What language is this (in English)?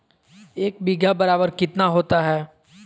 Magahi